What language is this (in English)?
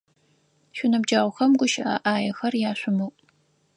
Adyghe